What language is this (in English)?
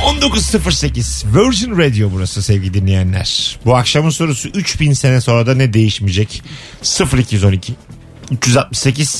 Turkish